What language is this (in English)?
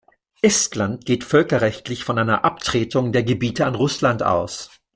German